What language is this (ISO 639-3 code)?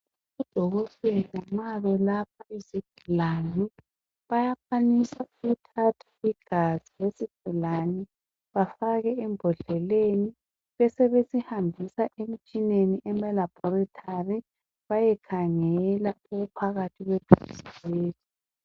nde